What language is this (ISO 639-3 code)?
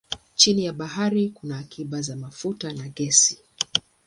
swa